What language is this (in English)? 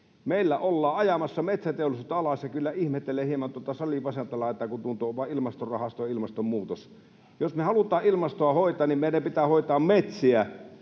Finnish